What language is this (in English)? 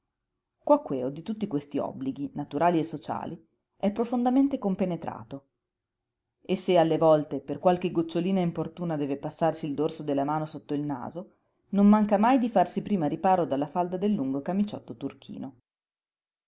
Italian